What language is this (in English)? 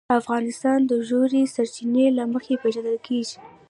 Pashto